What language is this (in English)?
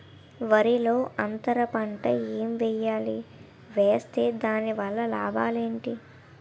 Telugu